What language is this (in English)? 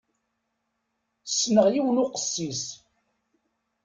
Kabyle